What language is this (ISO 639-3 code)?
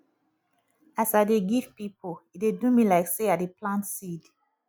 pcm